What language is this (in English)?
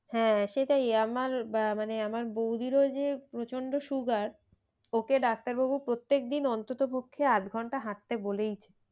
Bangla